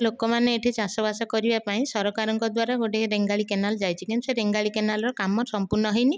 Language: Odia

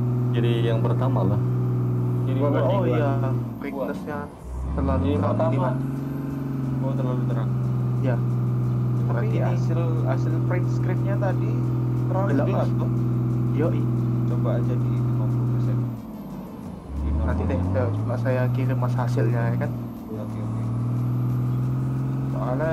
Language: Indonesian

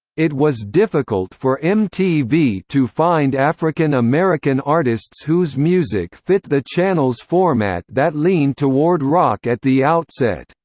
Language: English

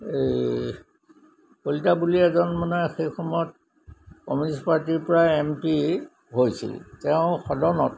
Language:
Assamese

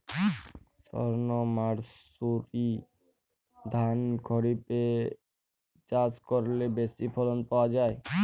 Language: Bangla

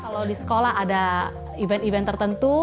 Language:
Indonesian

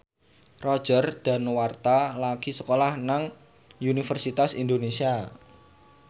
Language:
Javanese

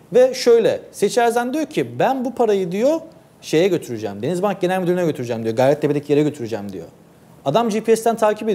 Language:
Turkish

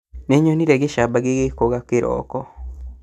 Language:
Kikuyu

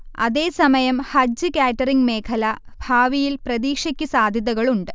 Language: Malayalam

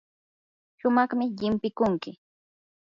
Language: Yanahuanca Pasco Quechua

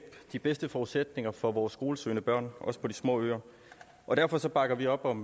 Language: Danish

